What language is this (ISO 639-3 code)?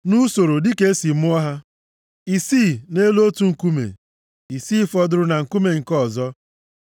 ibo